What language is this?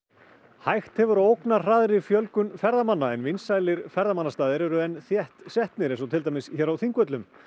Icelandic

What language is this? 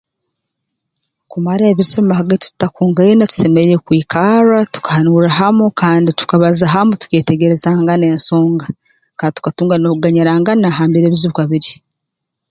Tooro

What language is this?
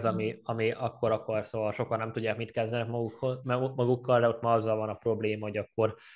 Hungarian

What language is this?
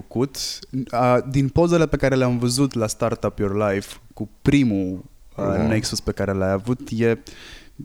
Romanian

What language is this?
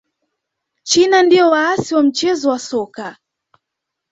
Swahili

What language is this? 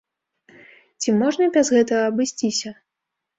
Belarusian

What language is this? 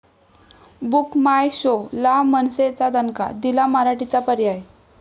Marathi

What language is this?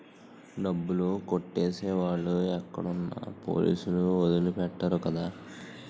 Telugu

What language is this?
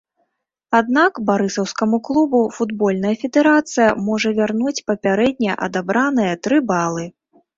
Belarusian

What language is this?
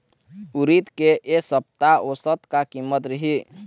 Chhattisgarhi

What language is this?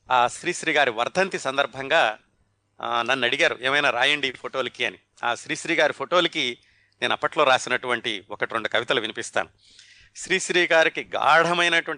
Telugu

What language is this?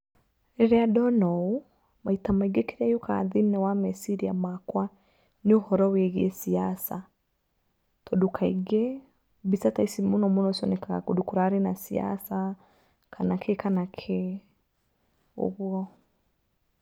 Kikuyu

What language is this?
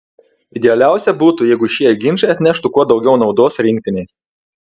Lithuanian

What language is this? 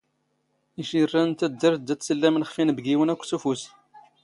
Standard Moroccan Tamazight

